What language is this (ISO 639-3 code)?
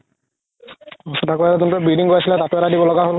asm